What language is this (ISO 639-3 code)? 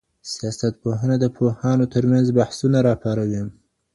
pus